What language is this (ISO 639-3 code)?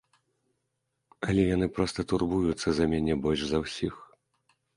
bel